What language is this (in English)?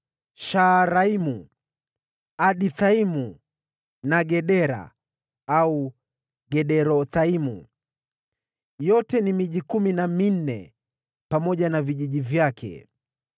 Swahili